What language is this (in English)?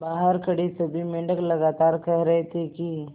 Hindi